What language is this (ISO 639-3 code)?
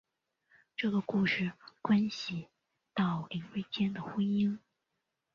zho